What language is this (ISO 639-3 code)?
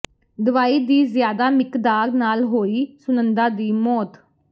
pan